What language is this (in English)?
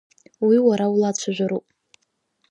Abkhazian